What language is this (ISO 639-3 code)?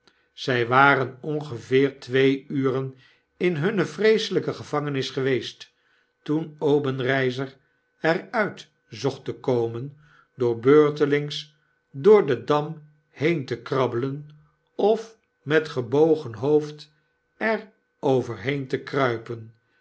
nld